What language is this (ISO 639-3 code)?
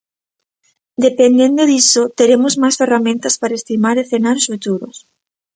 glg